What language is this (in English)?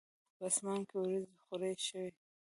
Pashto